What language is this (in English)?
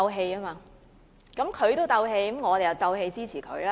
Cantonese